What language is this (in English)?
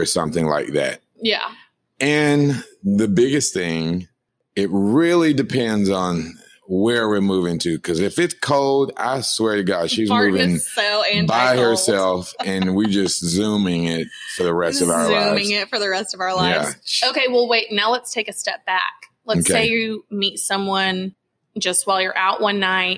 English